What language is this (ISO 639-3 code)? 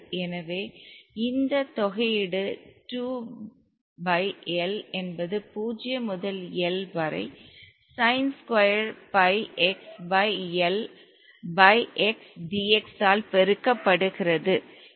tam